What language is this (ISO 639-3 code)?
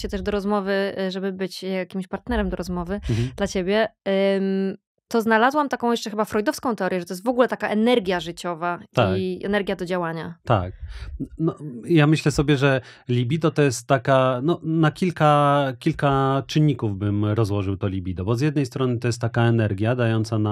pol